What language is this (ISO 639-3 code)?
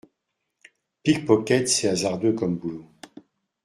fra